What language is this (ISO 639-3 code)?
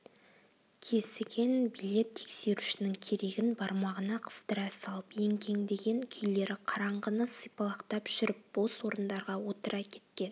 kaz